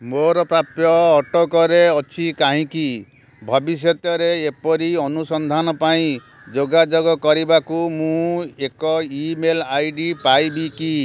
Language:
Odia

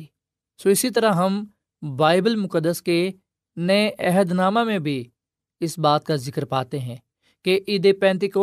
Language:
Urdu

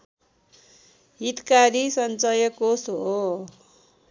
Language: Nepali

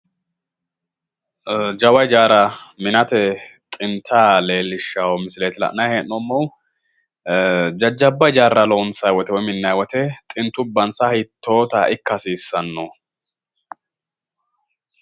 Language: Sidamo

